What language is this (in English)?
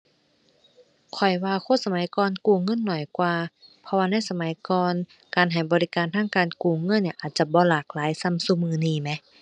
Thai